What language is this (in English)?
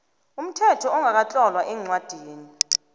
South Ndebele